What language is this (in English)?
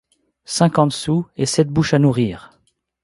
French